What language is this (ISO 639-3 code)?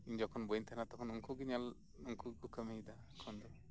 sat